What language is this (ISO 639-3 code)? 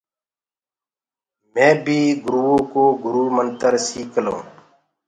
ggg